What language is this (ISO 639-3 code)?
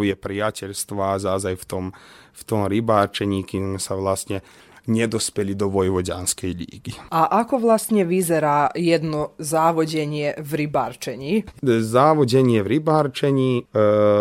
slk